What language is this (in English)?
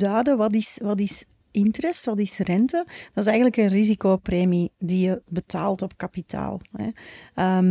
Dutch